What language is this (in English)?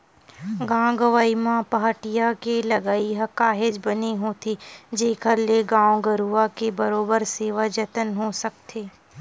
Chhattisgarhi